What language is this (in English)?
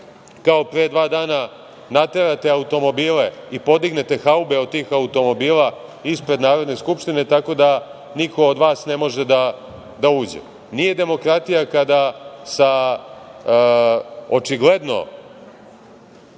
Serbian